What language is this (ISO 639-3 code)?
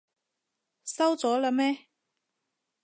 yue